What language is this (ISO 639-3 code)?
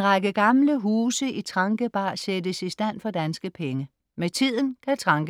dan